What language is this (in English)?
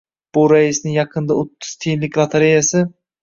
Uzbek